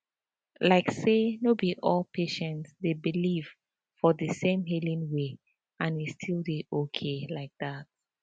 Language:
Nigerian Pidgin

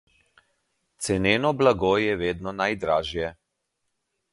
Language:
Slovenian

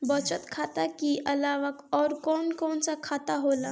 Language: Bhojpuri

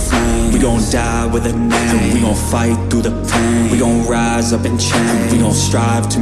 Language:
English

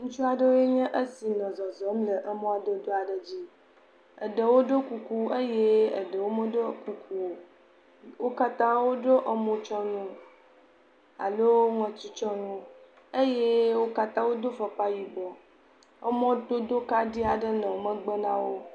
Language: Ewe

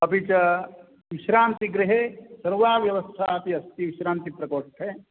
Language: Sanskrit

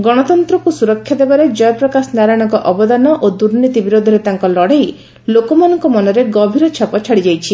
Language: Odia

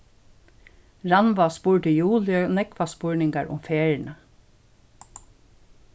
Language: Faroese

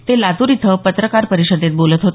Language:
Marathi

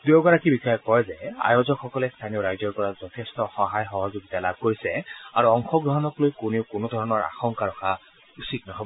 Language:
Assamese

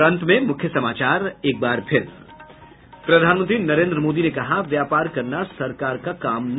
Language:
Hindi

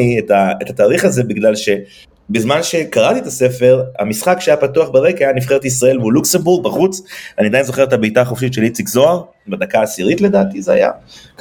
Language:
Hebrew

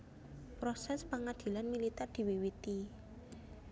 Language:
Javanese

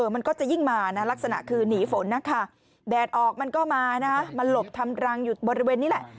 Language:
Thai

